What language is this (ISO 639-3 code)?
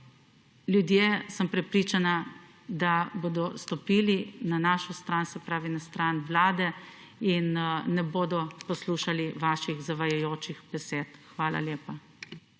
slv